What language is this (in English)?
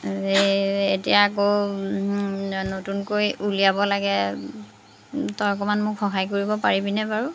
Assamese